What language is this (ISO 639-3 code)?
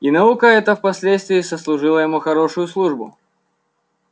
rus